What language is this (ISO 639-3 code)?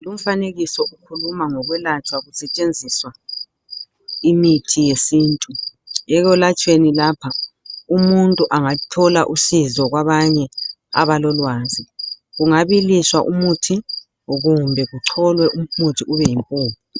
nde